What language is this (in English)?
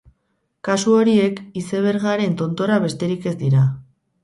Basque